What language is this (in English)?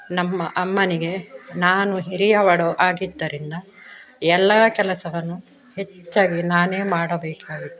Kannada